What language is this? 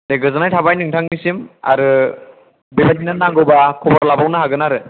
Bodo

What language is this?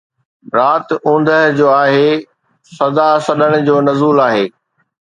Sindhi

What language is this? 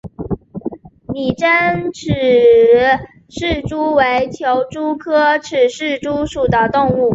Chinese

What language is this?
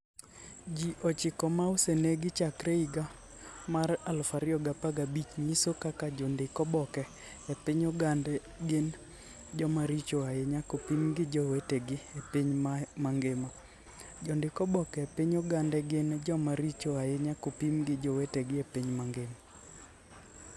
Luo (Kenya and Tanzania)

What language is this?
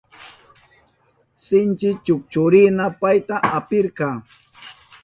Southern Pastaza Quechua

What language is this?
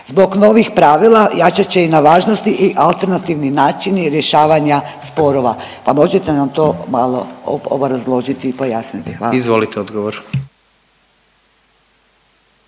Croatian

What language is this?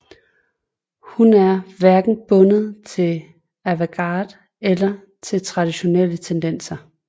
Danish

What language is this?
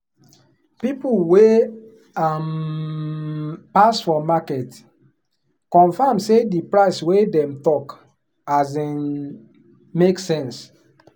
Nigerian Pidgin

